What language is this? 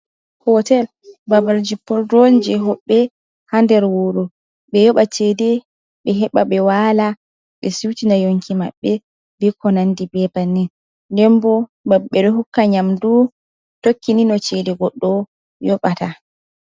Fula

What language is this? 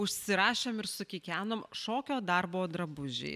Lithuanian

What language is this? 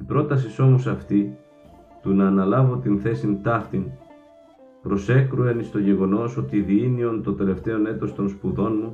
Greek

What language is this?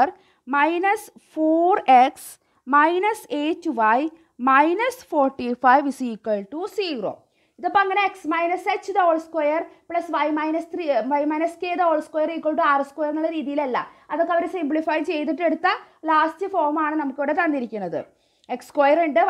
Malayalam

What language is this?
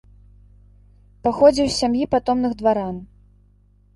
Belarusian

